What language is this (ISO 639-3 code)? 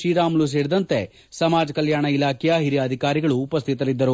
kan